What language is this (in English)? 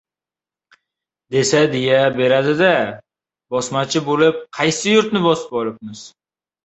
Uzbek